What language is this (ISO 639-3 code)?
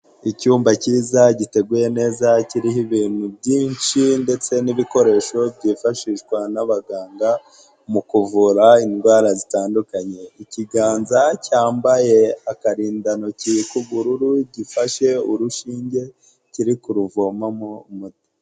kin